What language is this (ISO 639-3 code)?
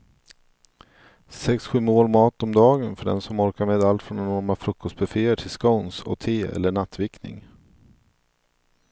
swe